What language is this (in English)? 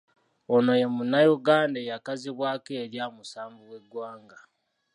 Ganda